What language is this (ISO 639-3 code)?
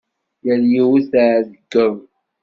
kab